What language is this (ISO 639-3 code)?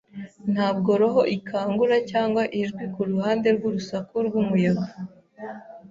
kin